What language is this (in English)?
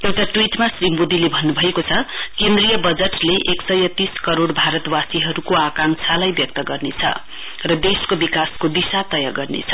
Nepali